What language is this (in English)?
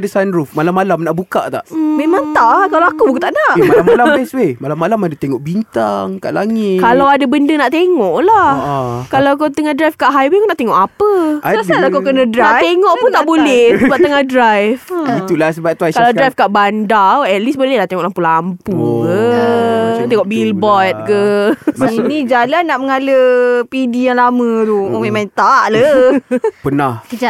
Malay